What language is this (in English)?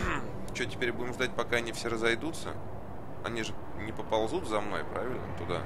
Russian